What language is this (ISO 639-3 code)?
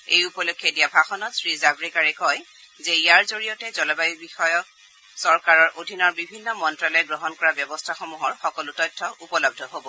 asm